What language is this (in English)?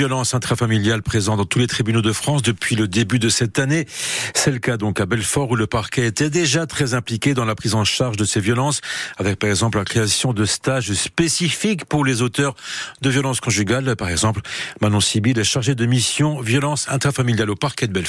French